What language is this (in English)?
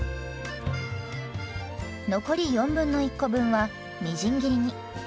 Japanese